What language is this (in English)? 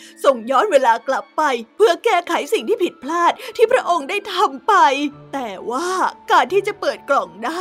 Thai